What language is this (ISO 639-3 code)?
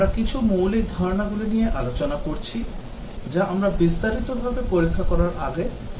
ben